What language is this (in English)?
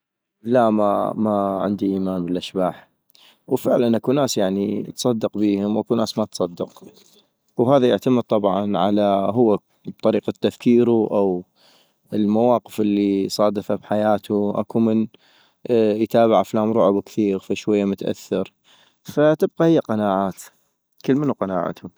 North Mesopotamian Arabic